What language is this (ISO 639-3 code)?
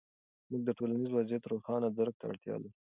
pus